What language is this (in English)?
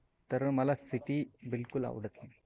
Marathi